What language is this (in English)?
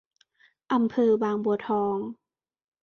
Thai